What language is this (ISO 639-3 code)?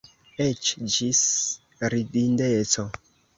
epo